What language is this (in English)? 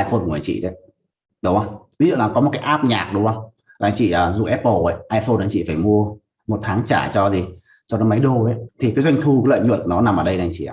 Vietnamese